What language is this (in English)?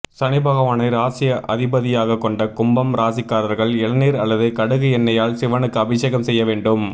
Tamil